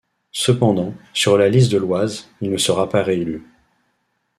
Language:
French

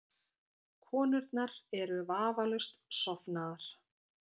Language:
Icelandic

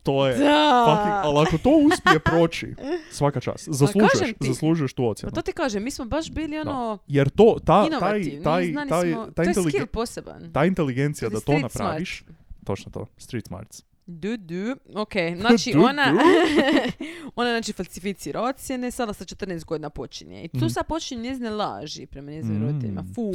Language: Croatian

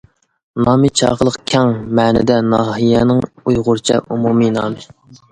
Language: Uyghur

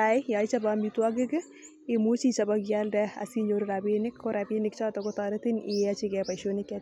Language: Kalenjin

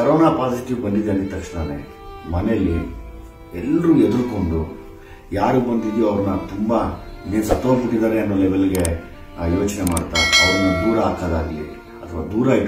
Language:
Hindi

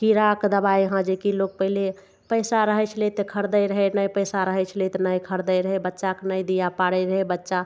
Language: Maithili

